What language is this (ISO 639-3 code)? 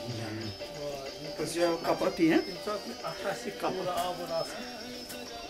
ara